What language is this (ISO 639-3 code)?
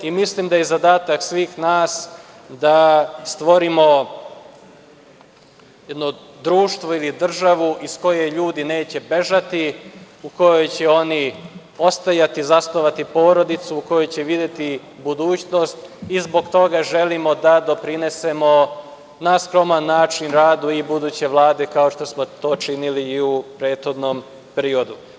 srp